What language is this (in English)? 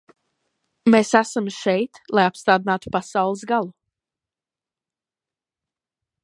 Latvian